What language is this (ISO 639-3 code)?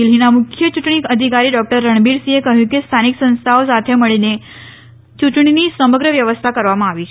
guj